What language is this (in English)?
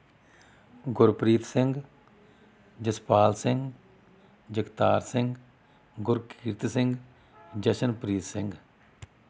Punjabi